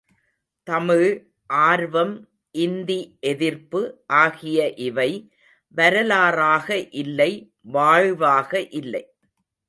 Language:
Tamil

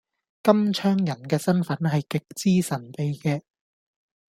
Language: Cantonese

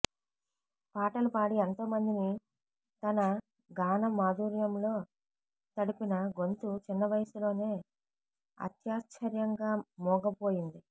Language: Telugu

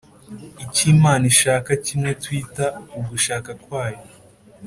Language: Kinyarwanda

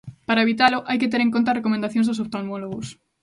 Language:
Galician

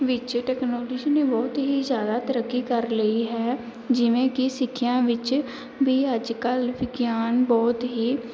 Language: Punjabi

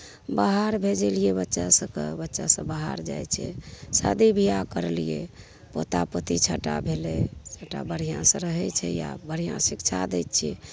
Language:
Maithili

